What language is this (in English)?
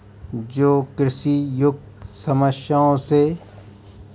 Hindi